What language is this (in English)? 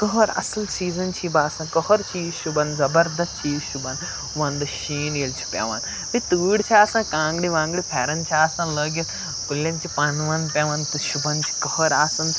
Kashmiri